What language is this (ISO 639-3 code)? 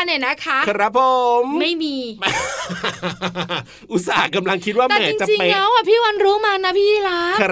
tha